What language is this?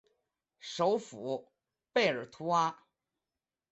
Chinese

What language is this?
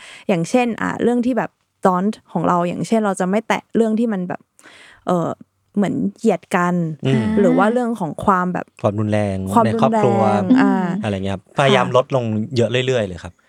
Thai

